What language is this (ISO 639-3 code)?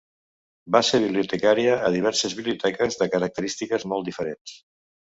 cat